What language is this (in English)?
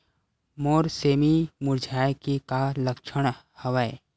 Chhattisgarhi